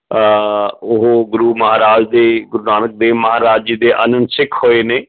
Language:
Punjabi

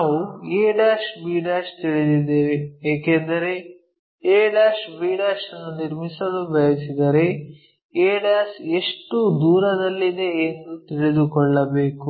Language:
Kannada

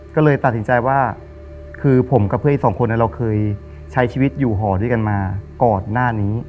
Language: Thai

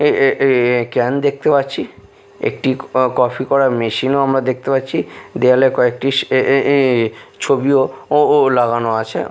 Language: Bangla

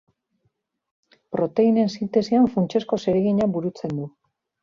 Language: Basque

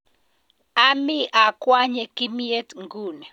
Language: Kalenjin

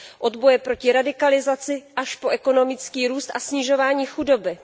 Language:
Czech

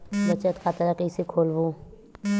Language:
Chhattisgarhi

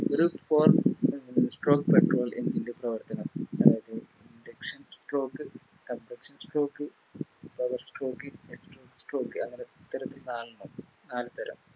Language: Malayalam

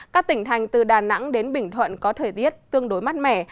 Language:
Vietnamese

